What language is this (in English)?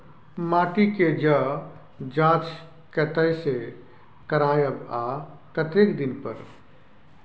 Maithili